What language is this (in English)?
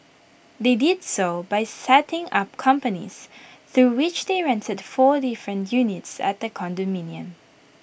English